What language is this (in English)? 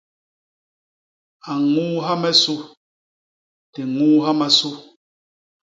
Basaa